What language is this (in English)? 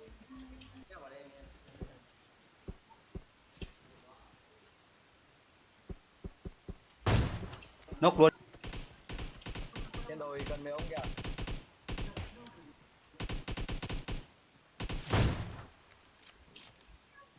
Vietnamese